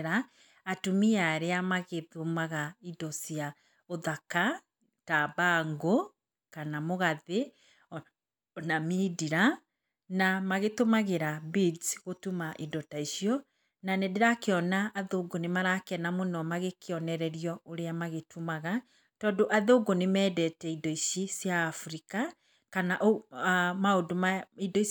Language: Kikuyu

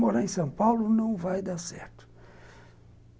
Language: Portuguese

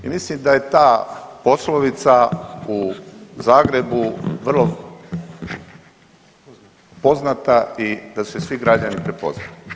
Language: Croatian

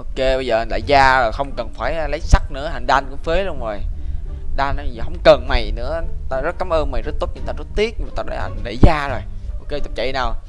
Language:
Vietnamese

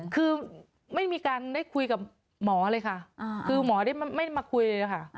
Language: Thai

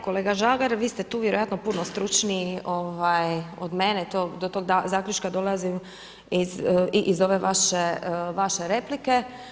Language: Croatian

